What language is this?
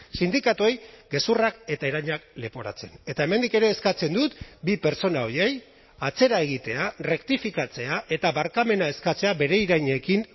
Basque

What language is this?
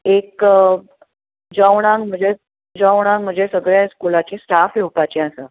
Konkani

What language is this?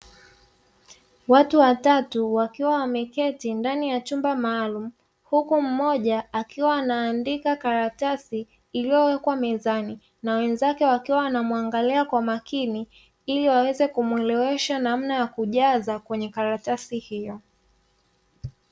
Swahili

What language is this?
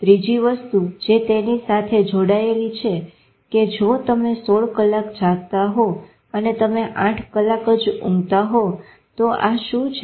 Gujarati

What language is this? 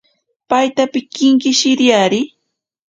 Ashéninka Perené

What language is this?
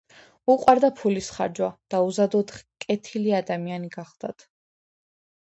Georgian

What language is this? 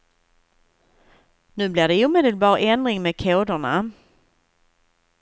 Swedish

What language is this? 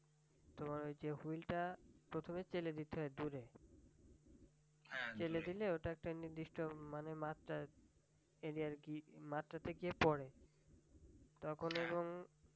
Bangla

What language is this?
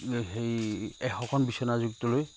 Assamese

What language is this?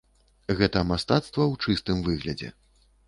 Belarusian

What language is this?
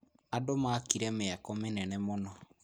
Kikuyu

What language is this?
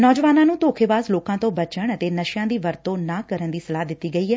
Punjabi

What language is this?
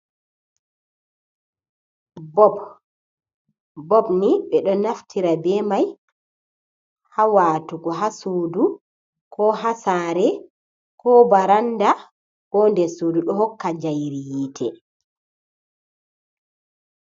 Fula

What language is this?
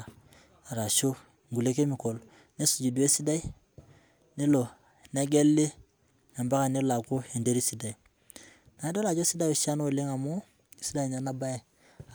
Masai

